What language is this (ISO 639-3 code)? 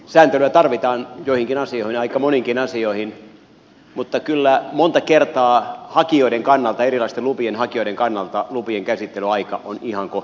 fin